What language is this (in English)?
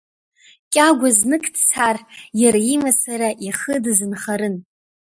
Abkhazian